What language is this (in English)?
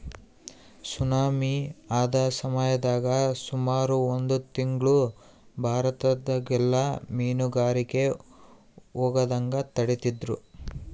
Kannada